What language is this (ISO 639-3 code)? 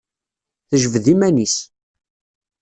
kab